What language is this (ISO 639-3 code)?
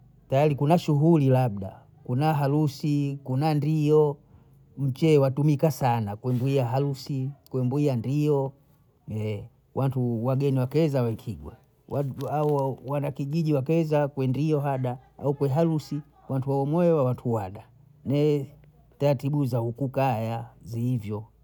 bou